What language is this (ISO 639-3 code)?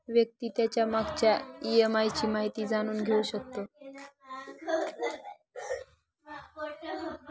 mar